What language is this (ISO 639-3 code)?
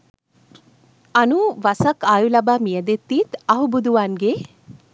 sin